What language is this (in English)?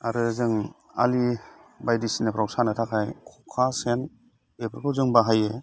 Bodo